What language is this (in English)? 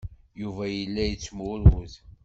Kabyle